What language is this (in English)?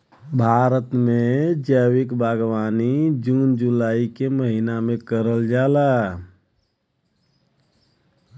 Bhojpuri